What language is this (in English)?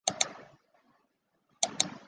Chinese